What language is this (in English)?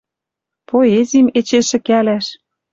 Western Mari